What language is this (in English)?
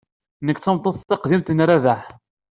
Kabyle